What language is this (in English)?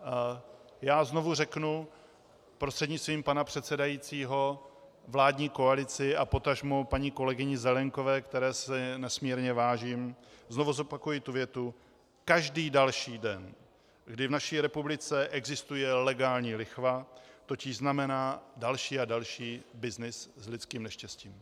Czech